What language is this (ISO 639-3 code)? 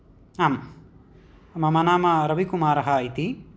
san